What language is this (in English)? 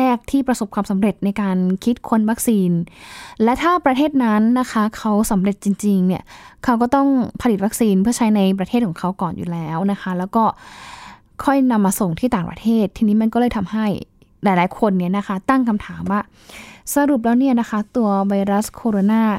Thai